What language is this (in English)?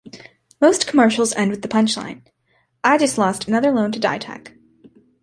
English